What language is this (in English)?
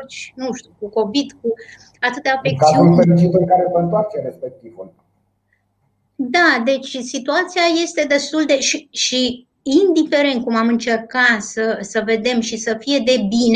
Romanian